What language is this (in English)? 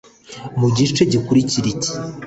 Kinyarwanda